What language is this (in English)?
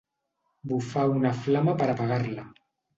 Catalan